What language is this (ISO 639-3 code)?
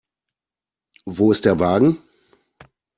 deu